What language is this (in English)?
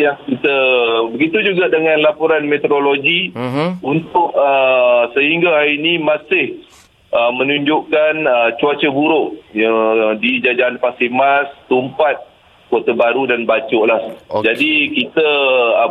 Malay